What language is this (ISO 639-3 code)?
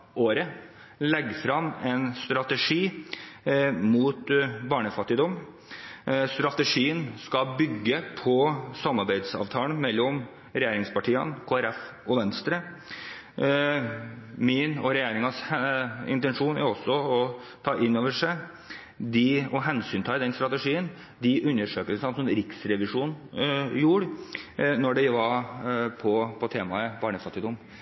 nob